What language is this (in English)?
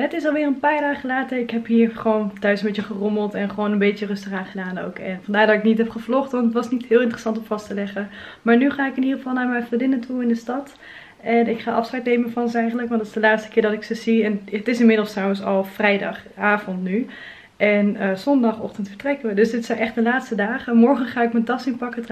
Dutch